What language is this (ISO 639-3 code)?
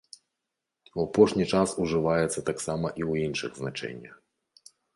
bel